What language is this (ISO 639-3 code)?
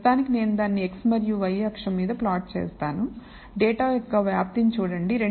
tel